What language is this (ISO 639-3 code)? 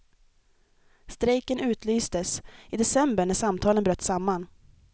swe